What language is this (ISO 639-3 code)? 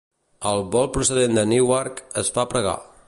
cat